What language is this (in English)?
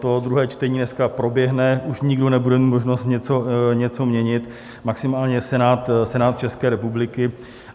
Czech